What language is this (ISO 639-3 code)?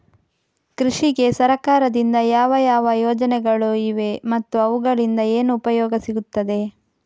kan